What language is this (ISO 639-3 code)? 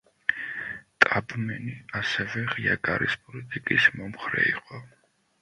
kat